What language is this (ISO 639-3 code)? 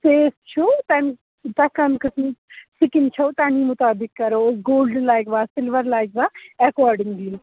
kas